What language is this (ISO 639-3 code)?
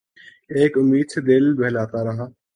urd